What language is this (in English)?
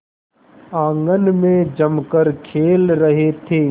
Hindi